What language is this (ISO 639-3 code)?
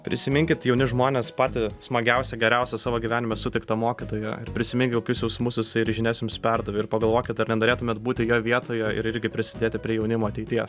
lit